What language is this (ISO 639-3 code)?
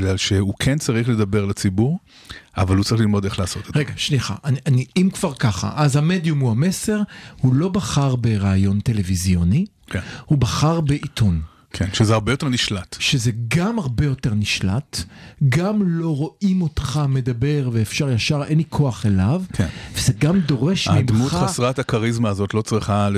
heb